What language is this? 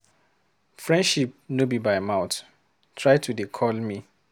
Nigerian Pidgin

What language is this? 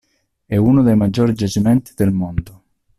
Italian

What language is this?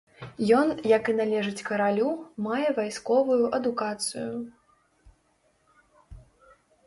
Belarusian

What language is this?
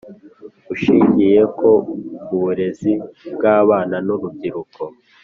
Kinyarwanda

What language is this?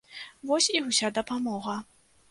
Belarusian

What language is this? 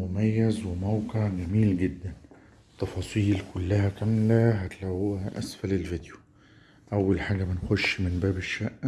Arabic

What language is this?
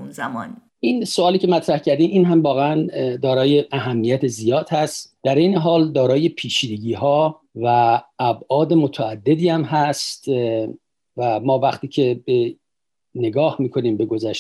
Persian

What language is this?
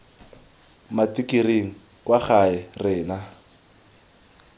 Tswana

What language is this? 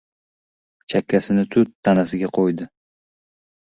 Uzbek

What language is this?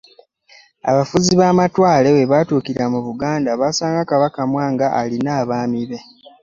Ganda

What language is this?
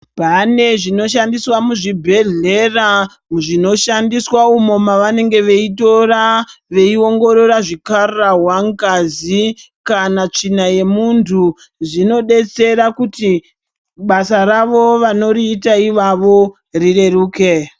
Ndau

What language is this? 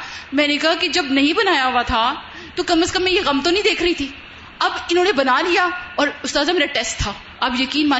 Urdu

